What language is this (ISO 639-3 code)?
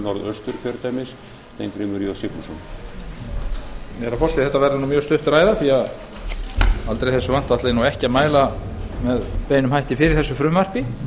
isl